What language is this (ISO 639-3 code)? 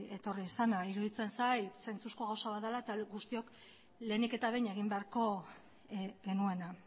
eus